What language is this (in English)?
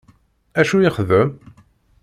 Kabyle